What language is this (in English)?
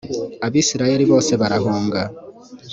Kinyarwanda